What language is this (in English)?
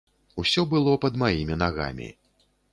Belarusian